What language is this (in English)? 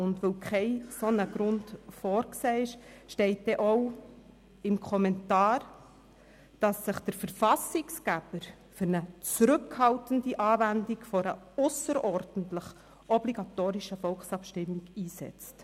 Swiss German